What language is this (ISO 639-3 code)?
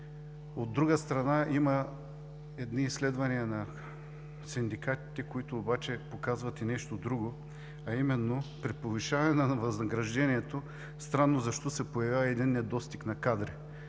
bul